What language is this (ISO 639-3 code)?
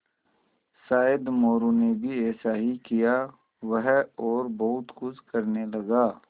hin